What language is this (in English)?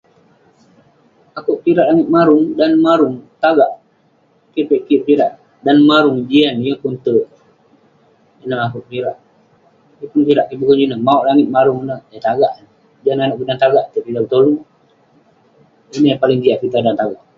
Western Penan